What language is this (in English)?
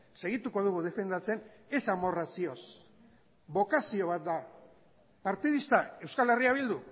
Basque